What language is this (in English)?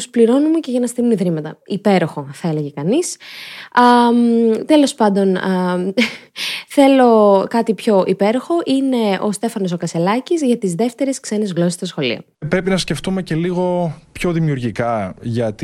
Greek